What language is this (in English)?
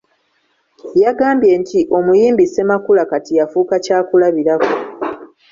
Ganda